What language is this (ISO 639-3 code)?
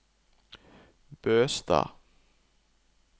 nor